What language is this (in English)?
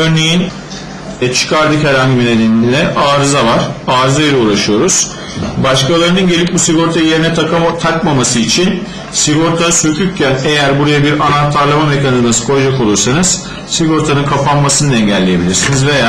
Turkish